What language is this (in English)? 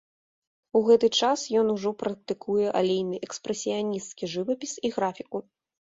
Belarusian